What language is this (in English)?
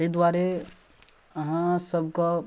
Maithili